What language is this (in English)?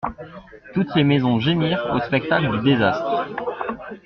French